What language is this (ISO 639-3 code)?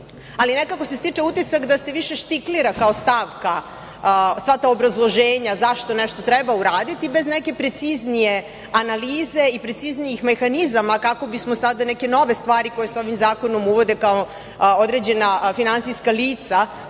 srp